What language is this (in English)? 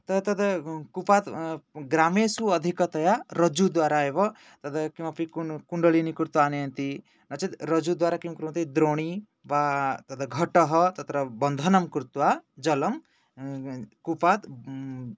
Sanskrit